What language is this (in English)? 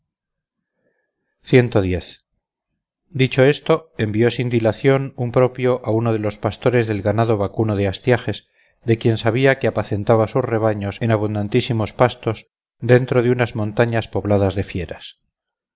Spanish